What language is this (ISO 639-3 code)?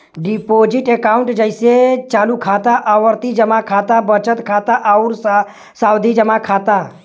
bho